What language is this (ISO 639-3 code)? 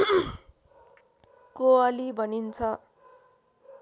nep